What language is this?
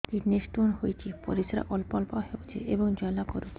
Odia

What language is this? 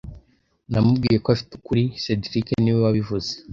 Kinyarwanda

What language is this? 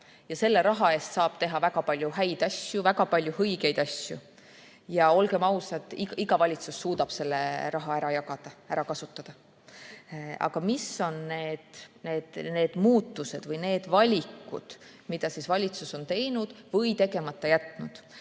Estonian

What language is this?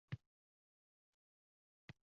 Uzbek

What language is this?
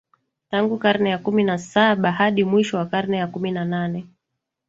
Swahili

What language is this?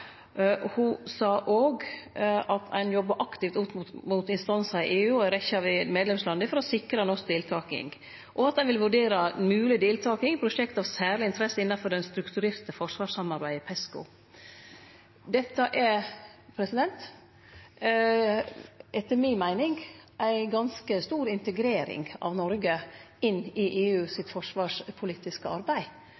Norwegian Nynorsk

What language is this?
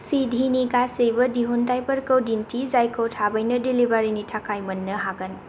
Bodo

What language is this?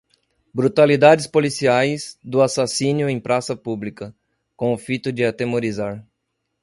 Portuguese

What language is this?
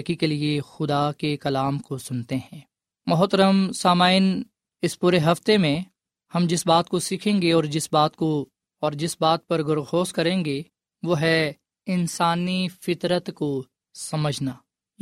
Urdu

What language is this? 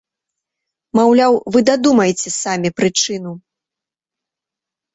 Belarusian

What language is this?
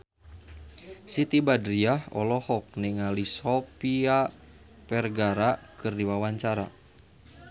Sundanese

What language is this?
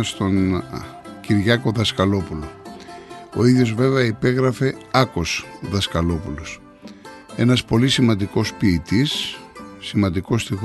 Greek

